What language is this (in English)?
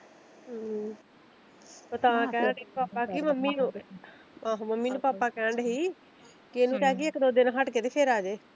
Punjabi